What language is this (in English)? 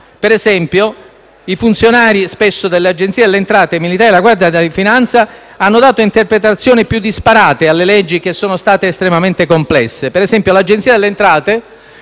Italian